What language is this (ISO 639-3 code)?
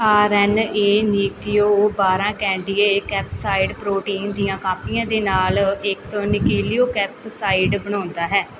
pan